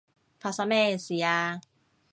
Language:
Cantonese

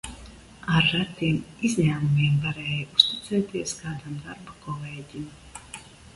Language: Latvian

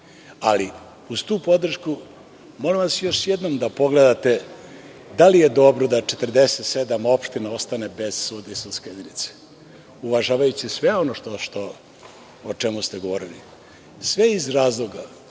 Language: Serbian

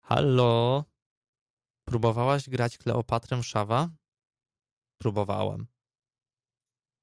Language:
Polish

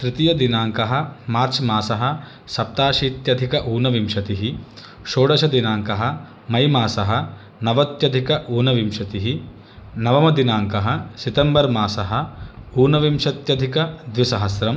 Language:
Sanskrit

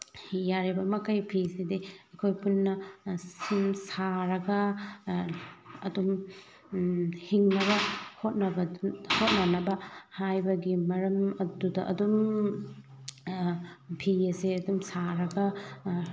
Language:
Manipuri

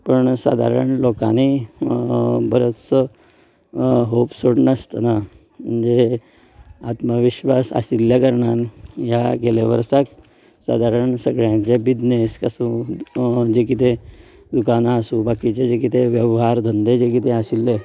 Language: Konkani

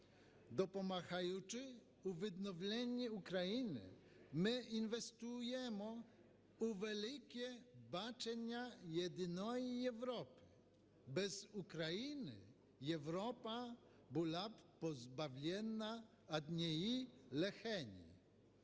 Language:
Ukrainian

